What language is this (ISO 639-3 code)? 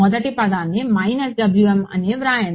tel